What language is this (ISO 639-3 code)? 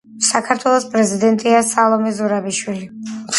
kat